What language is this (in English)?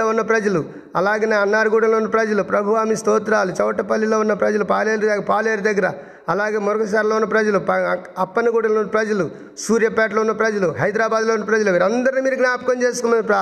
Telugu